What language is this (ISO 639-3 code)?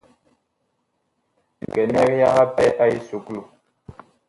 bkh